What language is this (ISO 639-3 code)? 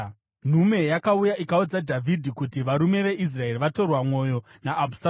sna